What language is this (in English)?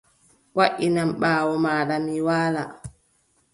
Adamawa Fulfulde